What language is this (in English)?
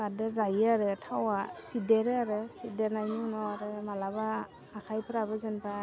Bodo